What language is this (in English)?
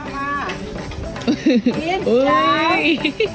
Thai